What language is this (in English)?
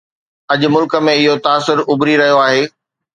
Sindhi